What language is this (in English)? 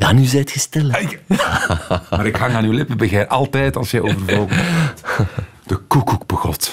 Dutch